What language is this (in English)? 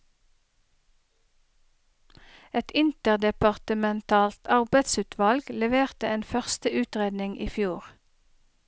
Norwegian